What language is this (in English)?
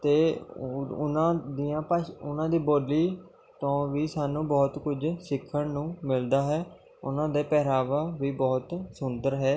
Punjabi